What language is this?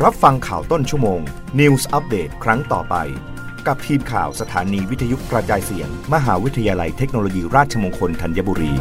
Thai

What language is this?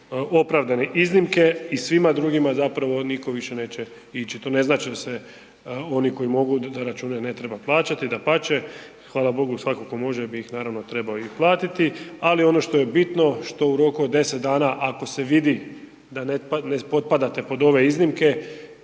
Croatian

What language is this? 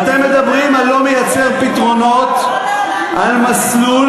Hebrew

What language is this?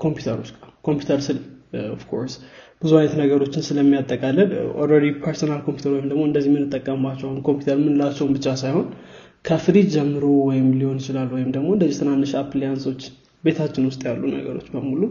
Amharic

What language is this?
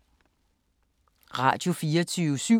Danish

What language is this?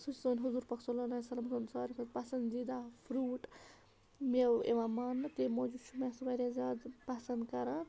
Kashmiri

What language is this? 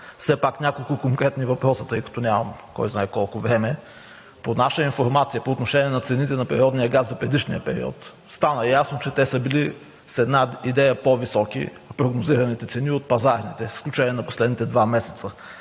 Bulgarian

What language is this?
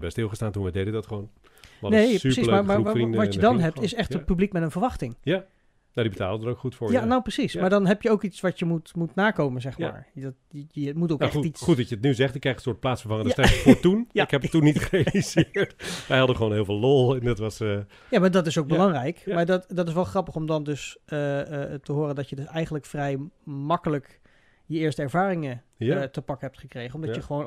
Dutch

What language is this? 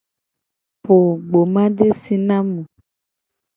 Gen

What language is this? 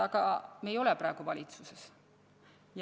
Estonian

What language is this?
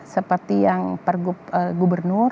Indonesian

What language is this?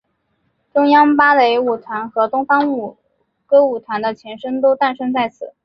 Chinese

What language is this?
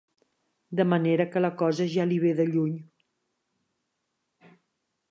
Catalan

